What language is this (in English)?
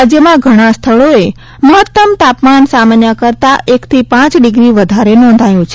Gujarati